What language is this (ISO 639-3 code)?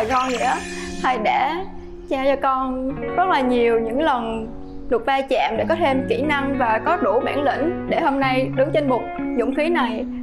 vie